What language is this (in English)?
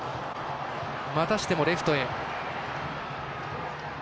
Japanese